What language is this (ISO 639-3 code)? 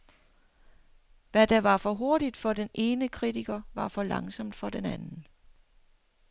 dan